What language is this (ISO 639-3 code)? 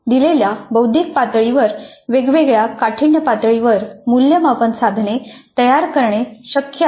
mar